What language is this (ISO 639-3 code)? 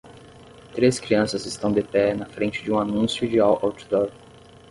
por